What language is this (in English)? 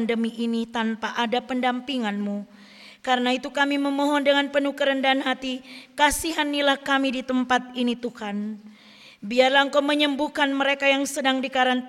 Indonesian